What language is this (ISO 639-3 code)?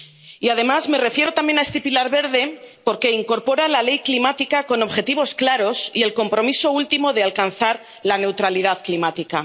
spa